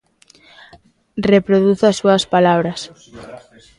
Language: Galician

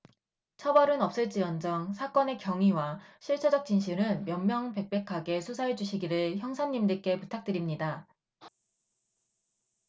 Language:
Korean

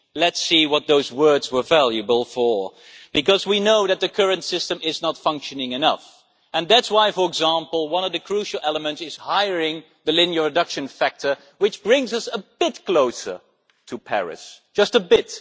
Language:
English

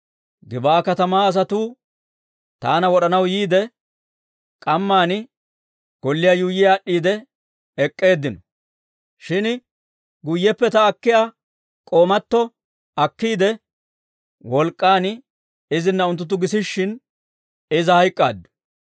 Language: Dawro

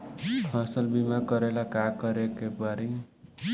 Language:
Bhojpuri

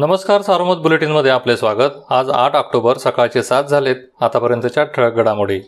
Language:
Marathi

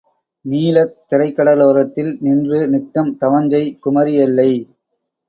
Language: Tamil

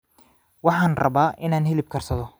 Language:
Somali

